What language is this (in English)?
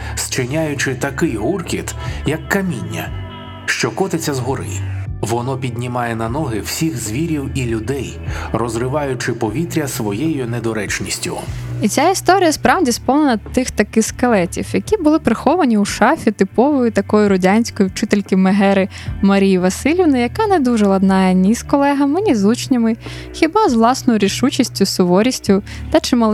Ukrainian